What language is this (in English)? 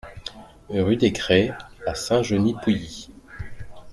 French